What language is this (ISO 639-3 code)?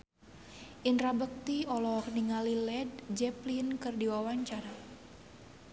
sun